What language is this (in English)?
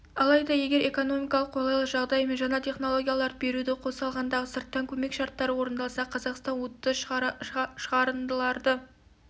Kazakh